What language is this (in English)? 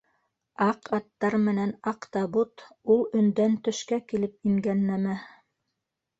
Bashkir